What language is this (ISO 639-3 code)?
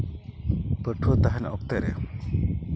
sat